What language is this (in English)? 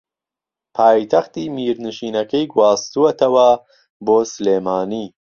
Central Kurdish